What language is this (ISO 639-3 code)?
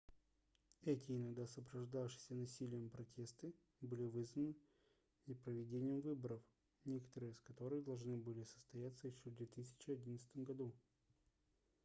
rus